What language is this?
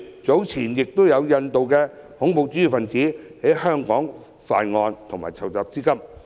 Cantonese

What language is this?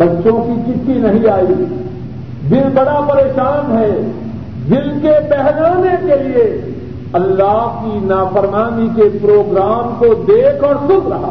Urdu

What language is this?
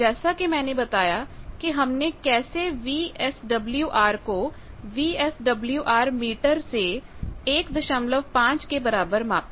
Hindi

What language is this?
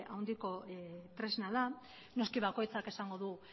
Basque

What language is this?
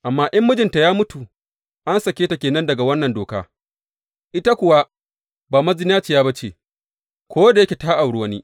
Hausa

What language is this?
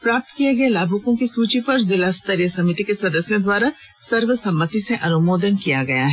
Hindi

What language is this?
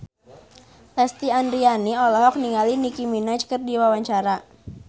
Sundanese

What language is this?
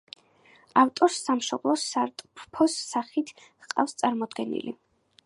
Georgian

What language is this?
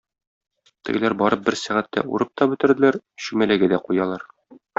Tatar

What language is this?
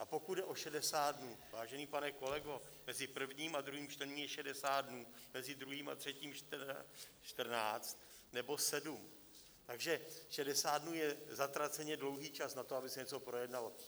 Czech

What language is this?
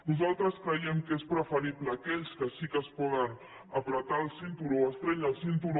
Catalan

